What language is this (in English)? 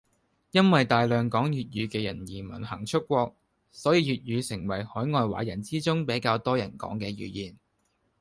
Cantonese